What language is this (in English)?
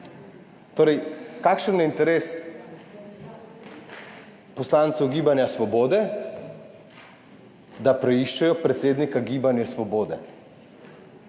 Slovenian